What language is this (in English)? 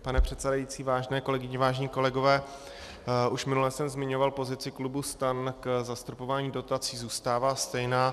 Czech